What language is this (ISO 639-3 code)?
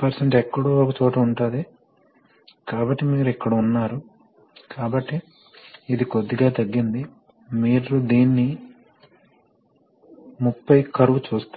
tel